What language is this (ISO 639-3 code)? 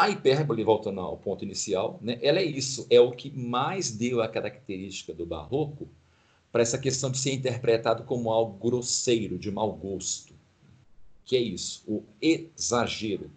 por